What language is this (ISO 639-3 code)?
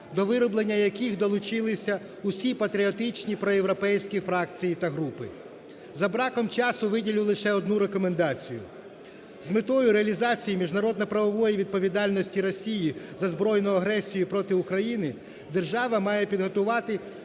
ukr